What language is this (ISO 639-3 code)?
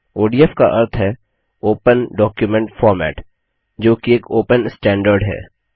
hin